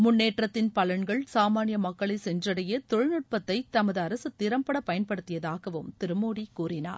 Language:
Tamil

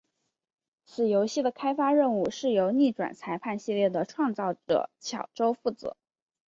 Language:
Chinese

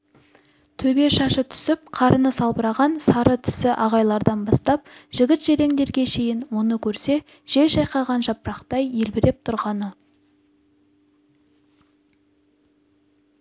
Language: Kazakh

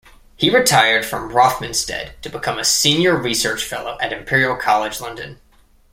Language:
English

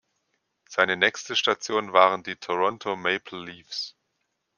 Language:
German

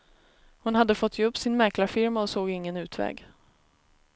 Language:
Swedish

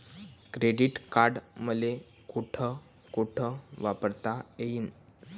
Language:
Marathi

